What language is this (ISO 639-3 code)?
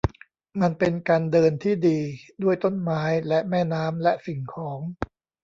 tha